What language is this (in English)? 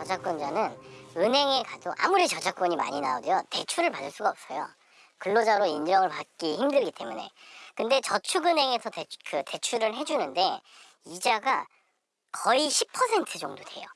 Korean